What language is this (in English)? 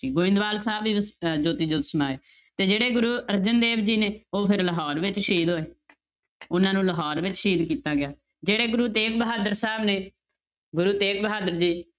Punjabi